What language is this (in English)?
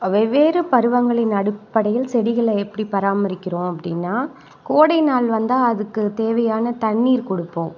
Tamil